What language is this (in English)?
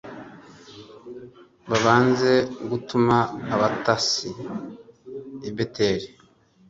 Kinyarwanda